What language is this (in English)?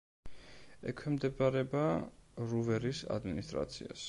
Georgian